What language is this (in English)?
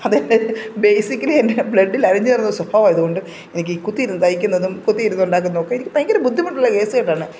Malayalam